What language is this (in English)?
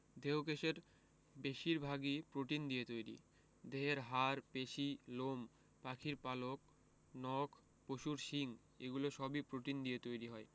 Bangla